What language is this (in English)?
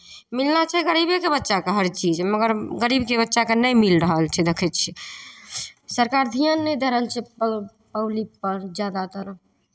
Maithili